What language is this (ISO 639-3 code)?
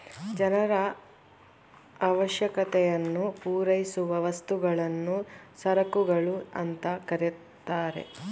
kan